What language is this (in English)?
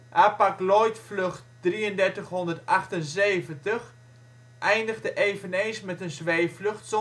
Dutch